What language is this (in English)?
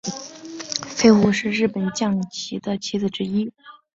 Chinese